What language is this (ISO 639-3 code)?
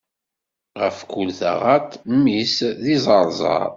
kab